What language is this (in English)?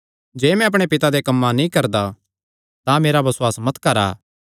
Kangri